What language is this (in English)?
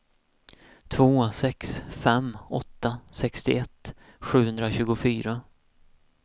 Swedish